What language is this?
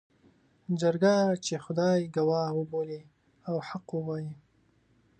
Pashto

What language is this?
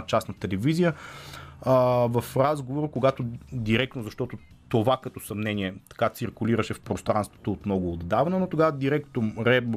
Bulgarian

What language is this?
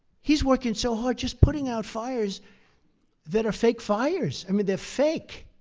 English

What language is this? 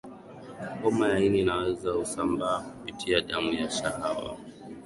Swahili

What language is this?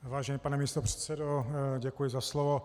Czech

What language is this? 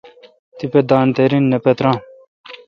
Kalkoti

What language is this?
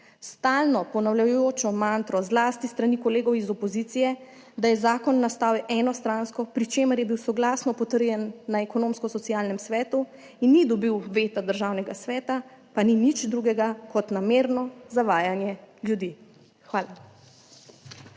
Slovenian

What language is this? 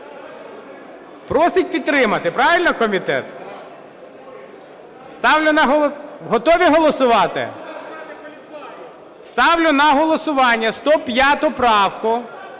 Ukrainian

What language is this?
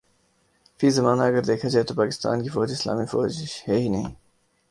Urdu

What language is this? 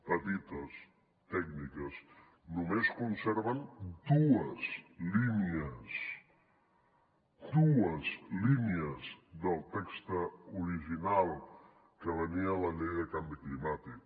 Catalan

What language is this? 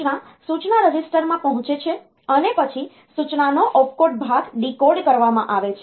Gujarati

